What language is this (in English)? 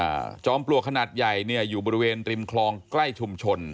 Thai